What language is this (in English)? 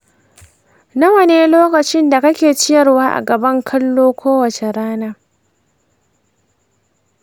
Hausa